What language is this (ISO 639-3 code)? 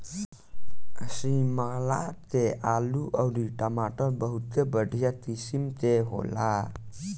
bho